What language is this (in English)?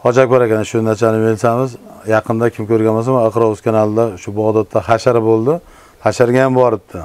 Turkish